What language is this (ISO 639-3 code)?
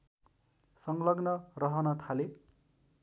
nep